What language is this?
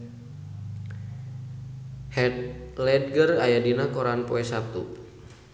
Sundanese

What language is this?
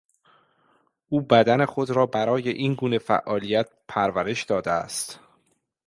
Persian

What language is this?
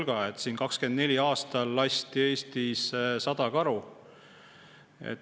Estonian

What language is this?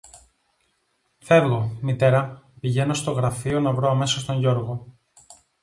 Greek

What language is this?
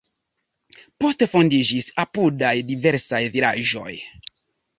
Esperanto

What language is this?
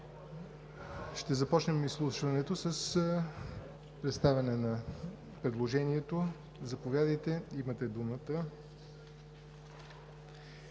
Bulgarian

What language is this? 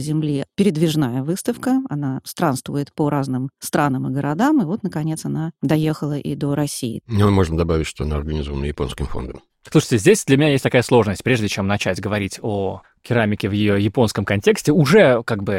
Russian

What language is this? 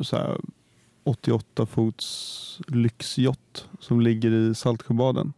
Swedish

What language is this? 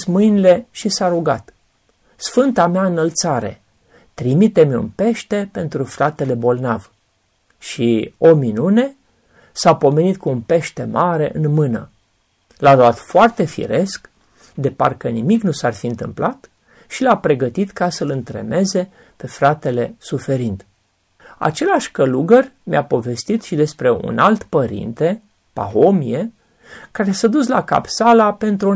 Romanian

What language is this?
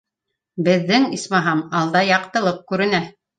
Bashkir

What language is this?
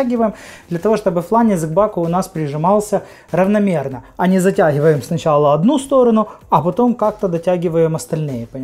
Russian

